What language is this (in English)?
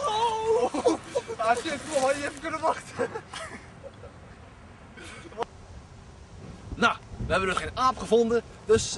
Dutch